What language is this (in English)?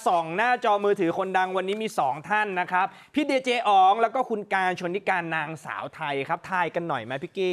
Thai